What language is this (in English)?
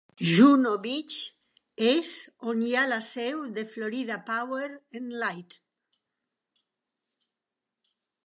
Catalan